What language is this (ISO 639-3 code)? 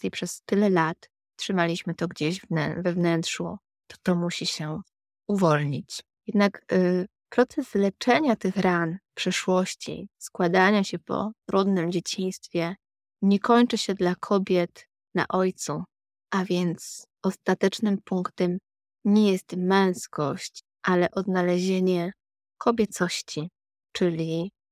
pol